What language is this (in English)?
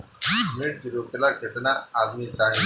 Bhojpuri